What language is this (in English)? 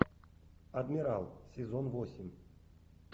Russian